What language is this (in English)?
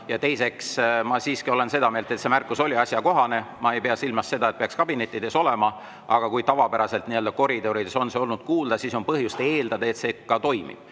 Estonian